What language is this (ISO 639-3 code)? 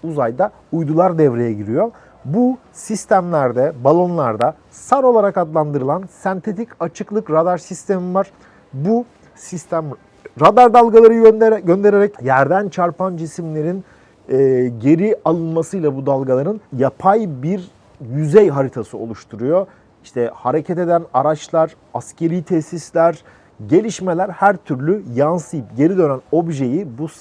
tur